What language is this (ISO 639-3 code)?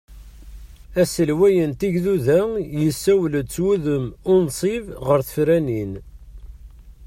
kab